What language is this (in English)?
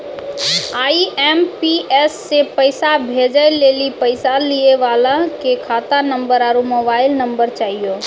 Maithili